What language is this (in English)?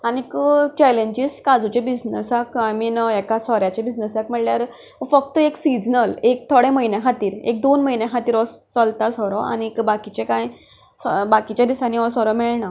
Konkani